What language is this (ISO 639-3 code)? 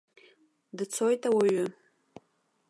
abk